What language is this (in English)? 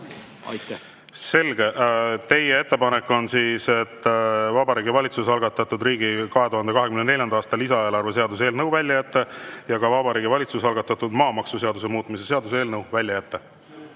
Estonian